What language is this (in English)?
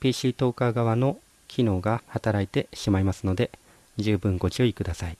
Japanese